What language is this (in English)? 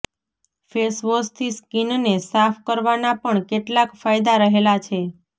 Gujarati